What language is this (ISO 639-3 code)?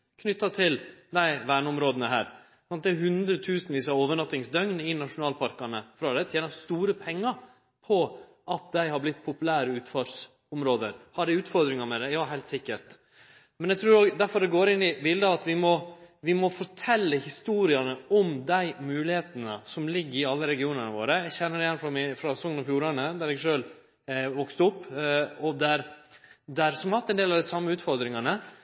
nno